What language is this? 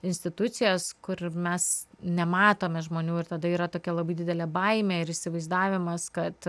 Lithuanian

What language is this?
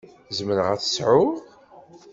Kabyle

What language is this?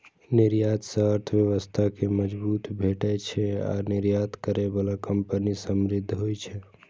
Maithili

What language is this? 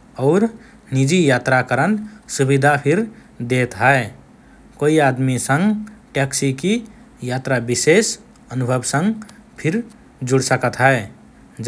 Rana Tharu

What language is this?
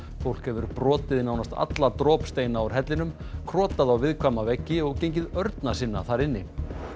Icelandic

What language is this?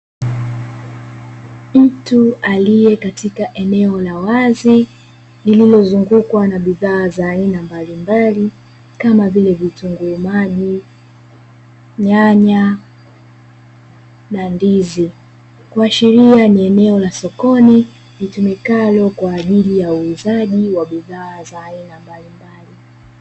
Swahili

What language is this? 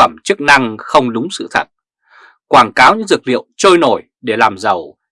Vietnamese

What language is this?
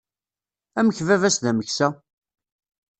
Kabyle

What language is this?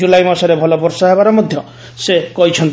Odia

